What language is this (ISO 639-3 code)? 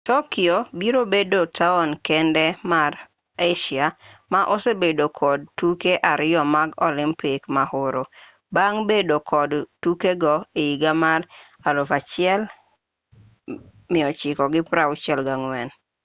luo